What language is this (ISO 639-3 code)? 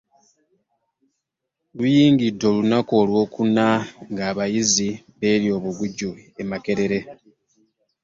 lug